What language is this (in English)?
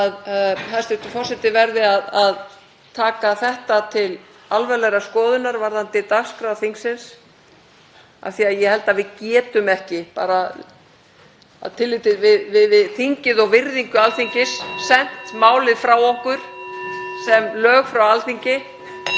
Icelandic